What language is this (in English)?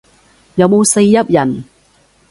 Cantonese